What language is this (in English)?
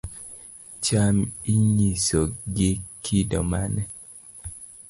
Luo (Kenya and Tanzania)